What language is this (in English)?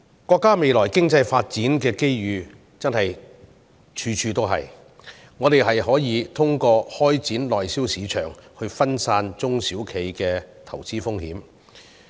Cantonese